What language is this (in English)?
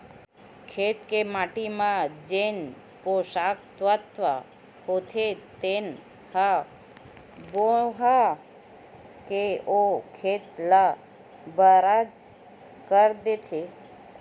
Chhattisgarhi